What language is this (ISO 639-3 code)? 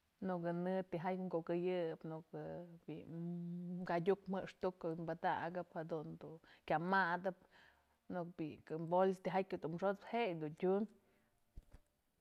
mzl